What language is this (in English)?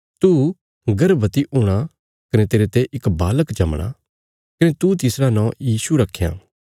Bilaspuri